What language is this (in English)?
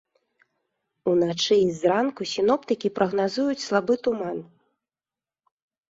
Belarusian